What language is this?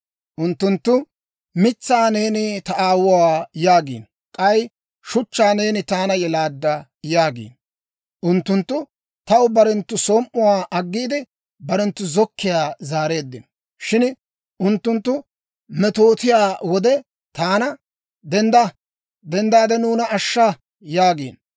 Dawro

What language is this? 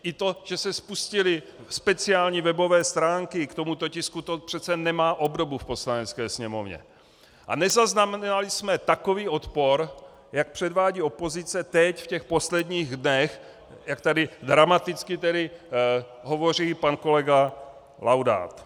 Czech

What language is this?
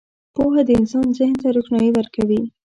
Pashto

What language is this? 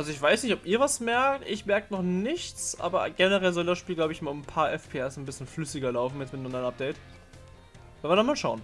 German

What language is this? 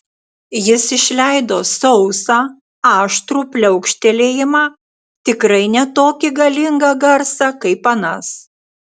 Lithuanian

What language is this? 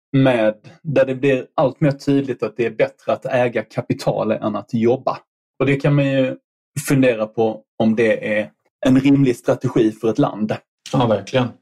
Swedish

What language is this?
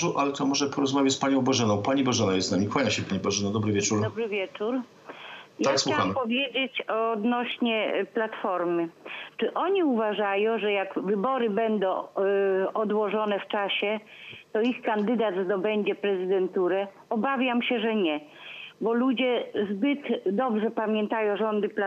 Polish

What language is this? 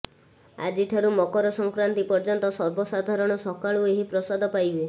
Odia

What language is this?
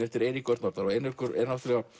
Icelandic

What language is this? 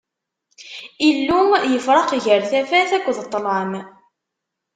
Kabyle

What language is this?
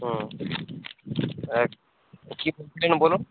Bangla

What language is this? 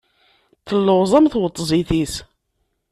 Kabyle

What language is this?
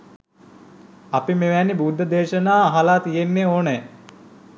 Sinhala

